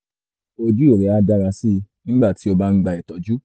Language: Yoruba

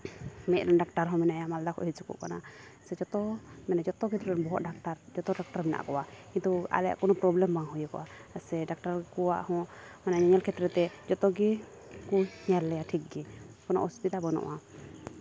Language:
Santali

